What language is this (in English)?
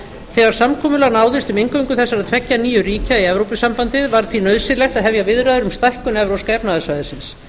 Icelandic